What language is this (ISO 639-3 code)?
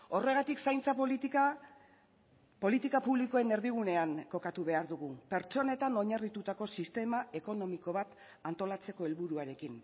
eus